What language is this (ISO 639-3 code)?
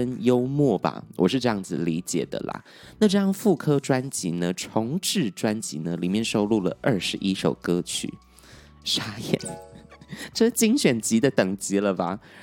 zho